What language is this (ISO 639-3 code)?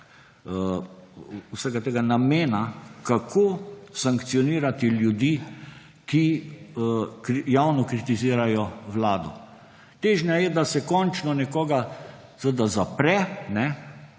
slv